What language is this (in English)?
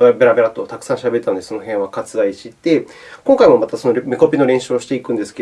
Japanese